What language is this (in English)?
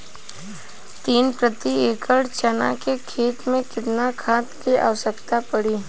Bhojpuri